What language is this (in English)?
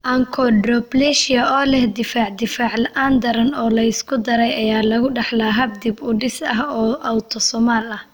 Somali